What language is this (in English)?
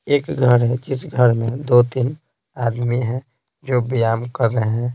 Hindi